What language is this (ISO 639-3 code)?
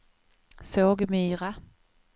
swe